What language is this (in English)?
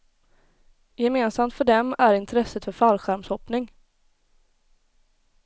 Swedish